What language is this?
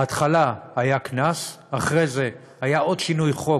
Hebrew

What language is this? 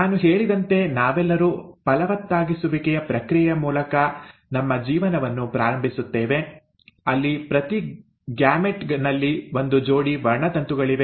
Kannada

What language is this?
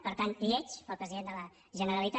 Catalan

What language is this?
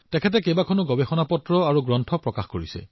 Assamese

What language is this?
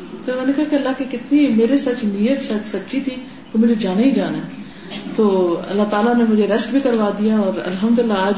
Urdu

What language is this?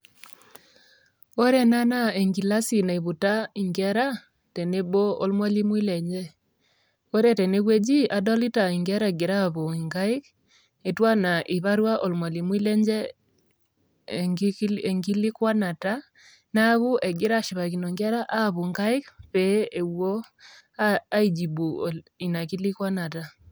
Masai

